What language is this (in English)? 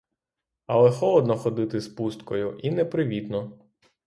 Ukrainian